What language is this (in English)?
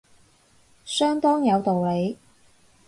Cantonese